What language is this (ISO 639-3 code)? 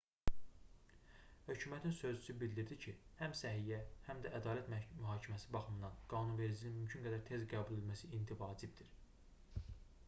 aze